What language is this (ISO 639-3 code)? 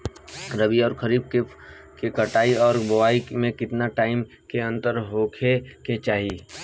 bho